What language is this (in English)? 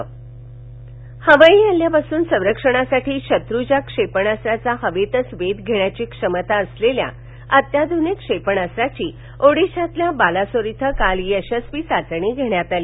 Marathi